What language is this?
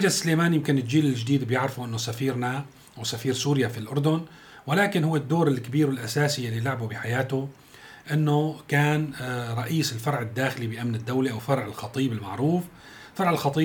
Arabic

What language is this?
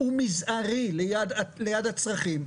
Hebrew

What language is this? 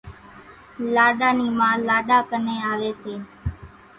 Kachi Koli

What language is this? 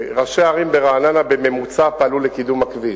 Hebrew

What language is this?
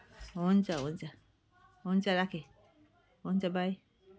Nepali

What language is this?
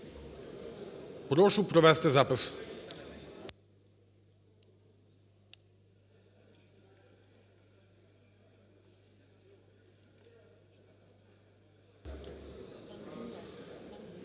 Ukrainian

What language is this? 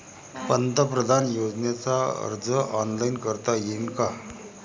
Marathi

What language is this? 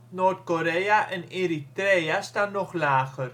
Dutch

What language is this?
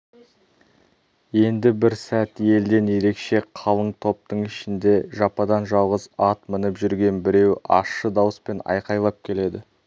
Kazakh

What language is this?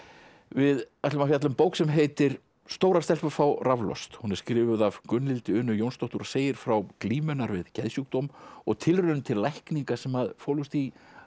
Icelandic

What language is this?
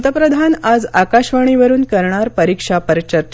Marathi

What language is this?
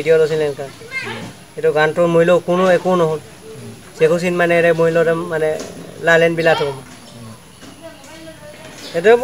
Indonesian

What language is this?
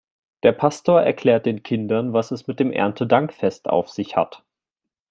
German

